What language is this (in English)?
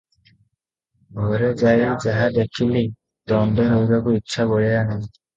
Odia